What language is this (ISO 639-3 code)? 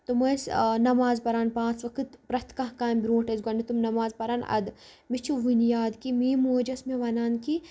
kas